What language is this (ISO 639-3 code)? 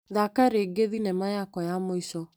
kik